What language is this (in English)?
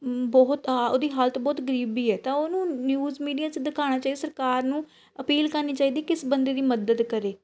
Punjabi